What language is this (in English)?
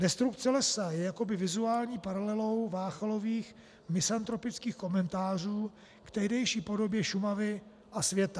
Czech